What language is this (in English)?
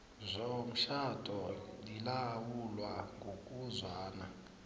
South Ndebele